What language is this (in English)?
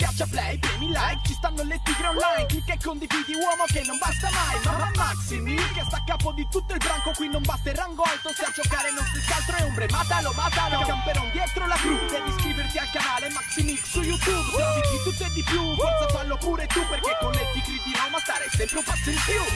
Italian